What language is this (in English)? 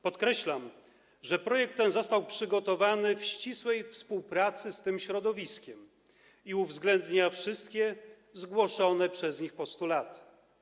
Polish